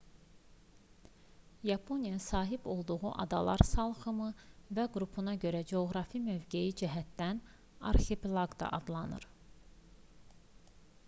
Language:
Azerbaijani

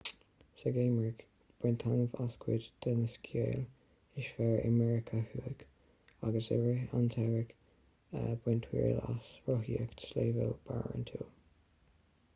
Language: Irish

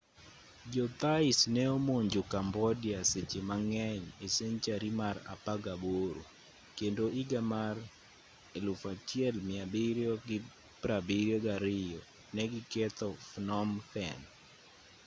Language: Luo (Kenya and Tanzania)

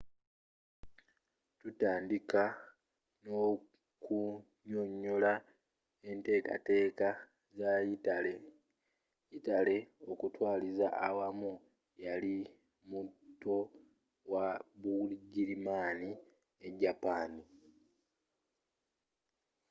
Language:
Ganda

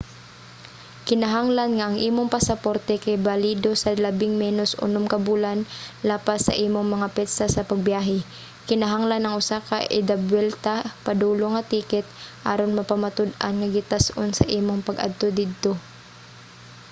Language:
Cebuano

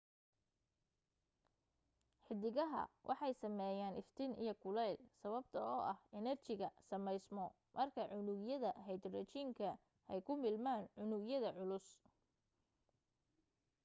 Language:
Somali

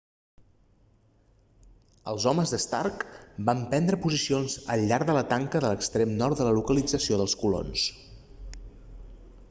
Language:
Catalan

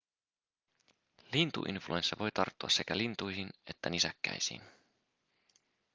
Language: Finnish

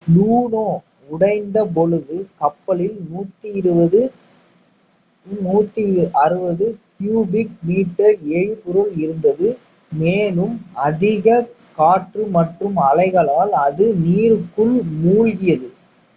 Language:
Tamil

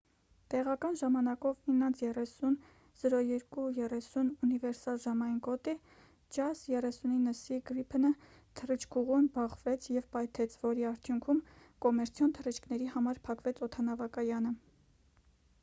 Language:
Armenian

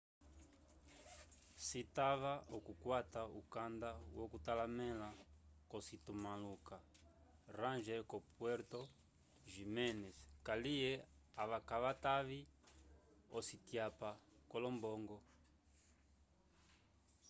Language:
Umbundu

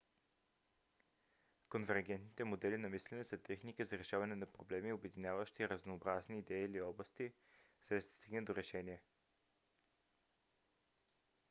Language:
Bulgarian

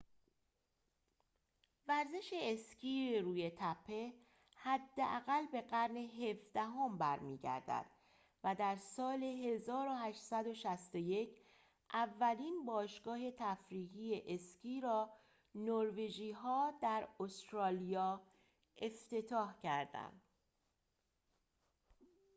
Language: Persian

